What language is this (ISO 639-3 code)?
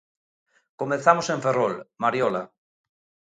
glg